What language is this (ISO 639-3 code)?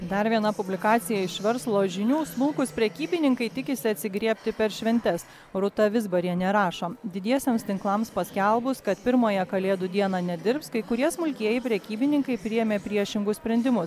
lit